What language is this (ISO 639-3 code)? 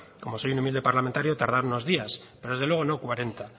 spa